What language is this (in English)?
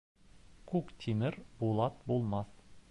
Bashkir